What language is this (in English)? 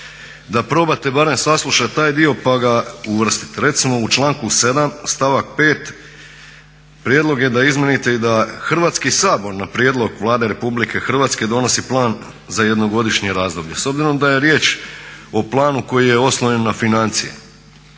Croatian